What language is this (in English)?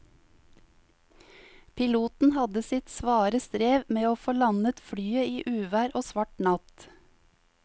Norwegian